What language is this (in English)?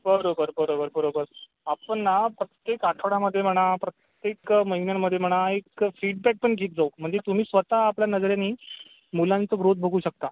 Marathi